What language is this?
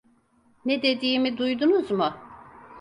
Turkish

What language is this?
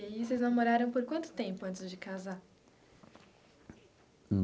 Portuguese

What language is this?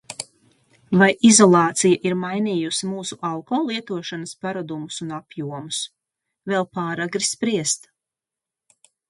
Latvian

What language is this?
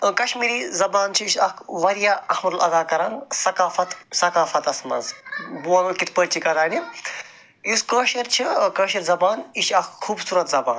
Kashmiri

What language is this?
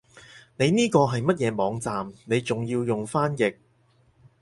Cantonese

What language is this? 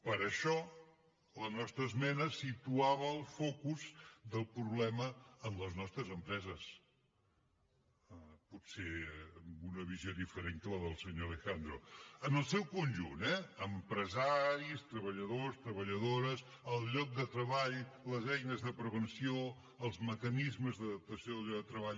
Catalan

